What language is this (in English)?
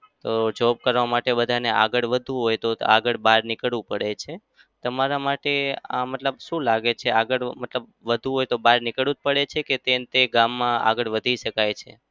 Gujarati